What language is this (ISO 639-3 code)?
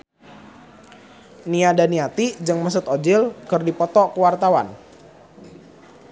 sun